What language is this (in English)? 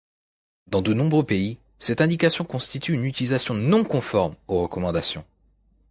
French